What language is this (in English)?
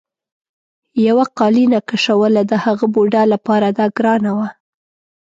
Pashto